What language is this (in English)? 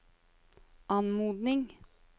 Norwegian